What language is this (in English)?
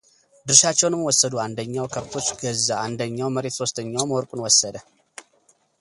Amharic